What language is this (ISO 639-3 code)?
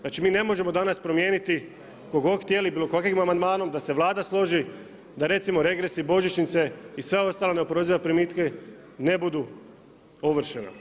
hrv